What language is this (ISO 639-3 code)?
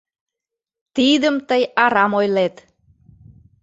chm